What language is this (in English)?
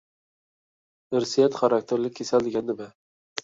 Uyghur